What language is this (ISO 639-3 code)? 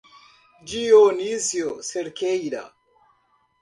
por